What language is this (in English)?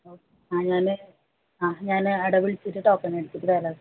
Malayalam